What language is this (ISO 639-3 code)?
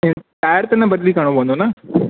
snd